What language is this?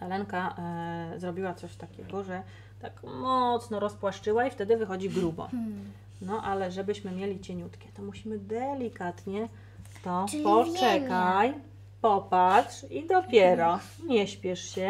Polish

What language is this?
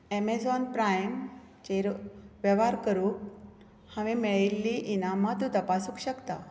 Konkani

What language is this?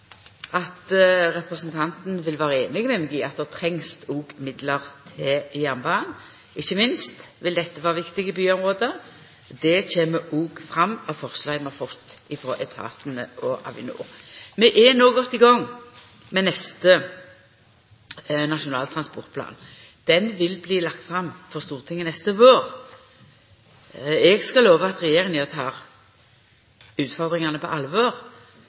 Norwegian Nynorsk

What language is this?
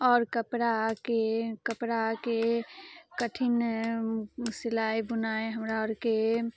Maithili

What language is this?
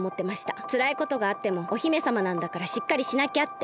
Japanese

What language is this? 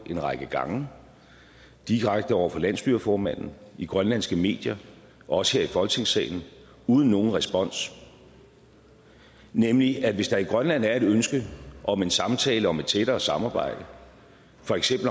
Danish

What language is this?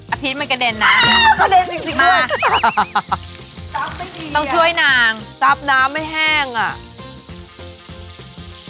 Thai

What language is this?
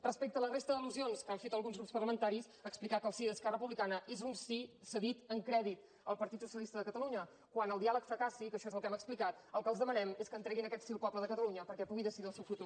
Catalan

